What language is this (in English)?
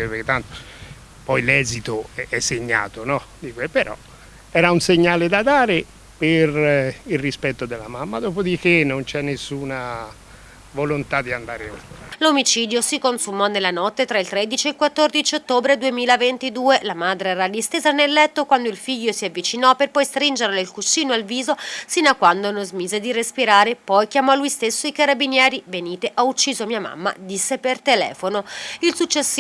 Italian